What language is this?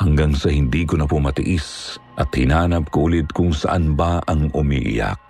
Filipino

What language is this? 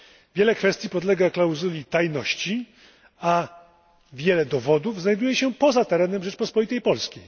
Polish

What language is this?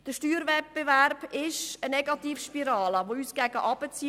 Swiss German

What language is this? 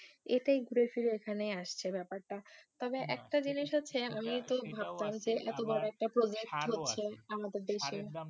Bangla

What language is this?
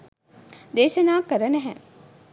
Sinhala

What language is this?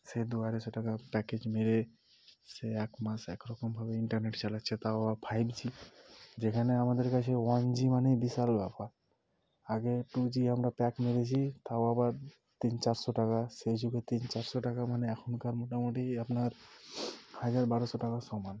Bangla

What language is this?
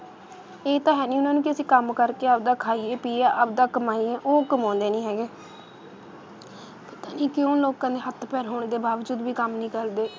Punjabi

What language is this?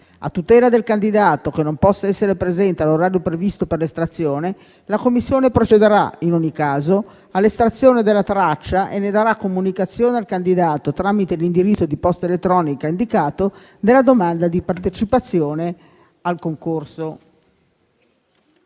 Italian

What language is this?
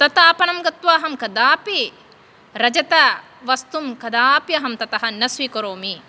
Sanskrit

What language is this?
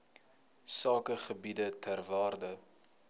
Afrikaans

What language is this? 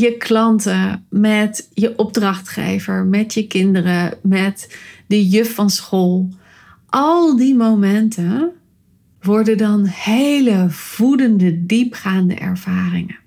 Dutch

